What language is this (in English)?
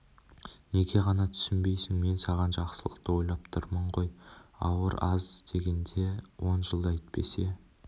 Kazakh